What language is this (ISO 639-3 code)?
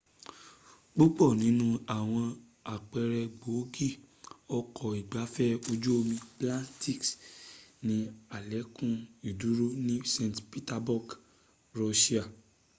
yor